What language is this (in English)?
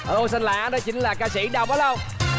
Vietnamese